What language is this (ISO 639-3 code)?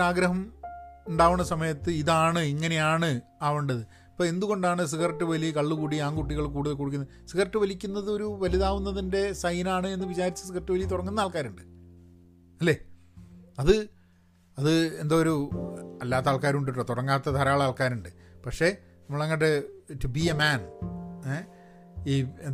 mal